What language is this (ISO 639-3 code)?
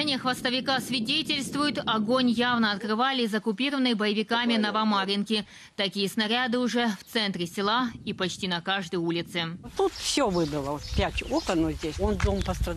rus